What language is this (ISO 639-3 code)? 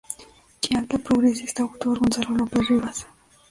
spa